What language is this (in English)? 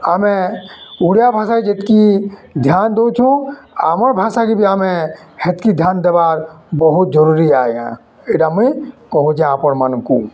Odia